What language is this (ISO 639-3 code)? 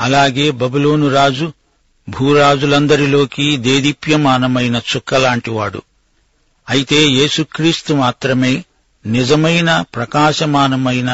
tel